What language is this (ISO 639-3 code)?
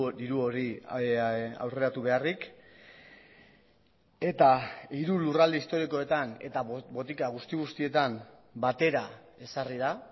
eus